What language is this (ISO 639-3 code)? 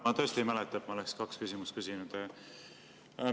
est